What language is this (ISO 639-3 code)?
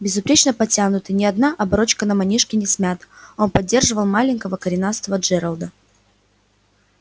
rus